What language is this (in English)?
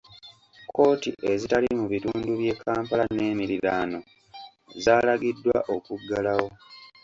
Ganda